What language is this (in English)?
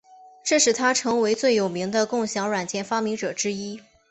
Chinese